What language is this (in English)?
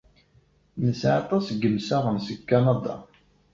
Kabyle